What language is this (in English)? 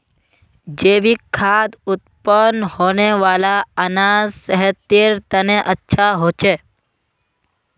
Magahi